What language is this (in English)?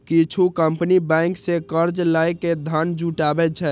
Maithili